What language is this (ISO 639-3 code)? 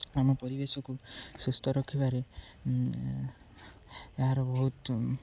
ori